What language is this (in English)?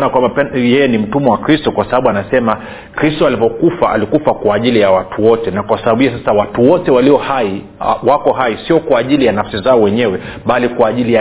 Swahili